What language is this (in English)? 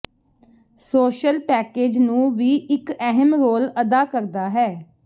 Punjabi